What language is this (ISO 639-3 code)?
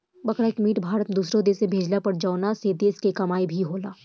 bho